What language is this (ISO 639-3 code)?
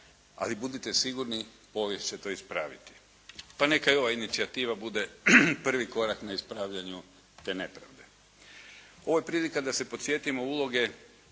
hrv